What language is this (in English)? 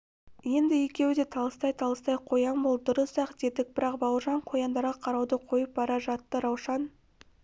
Kazakh